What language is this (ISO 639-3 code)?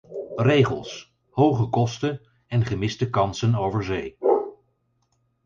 nld